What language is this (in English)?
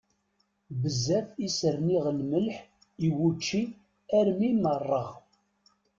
Kabyle